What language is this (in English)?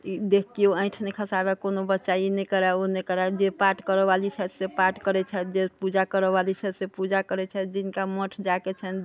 Maithili